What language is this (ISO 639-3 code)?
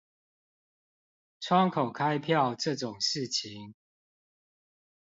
zho